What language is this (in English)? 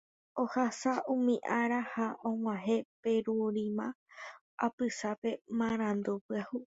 Guarani